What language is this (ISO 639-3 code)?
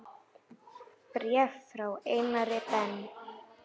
isl